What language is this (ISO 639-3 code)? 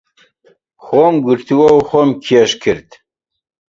ckb